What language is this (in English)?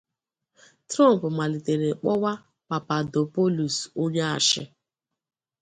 Igbo